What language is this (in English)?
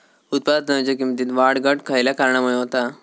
Marathi